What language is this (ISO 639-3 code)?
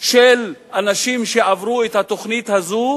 heb